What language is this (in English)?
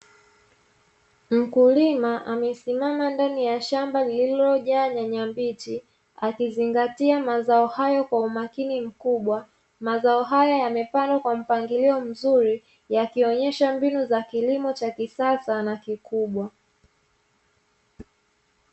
Swahili